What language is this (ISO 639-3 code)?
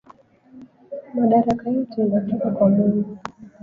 swa